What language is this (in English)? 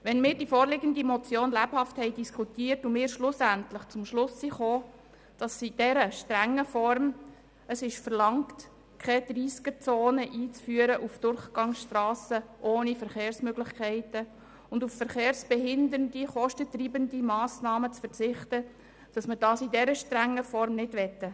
Swiss German